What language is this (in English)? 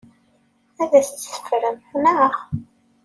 Kabyle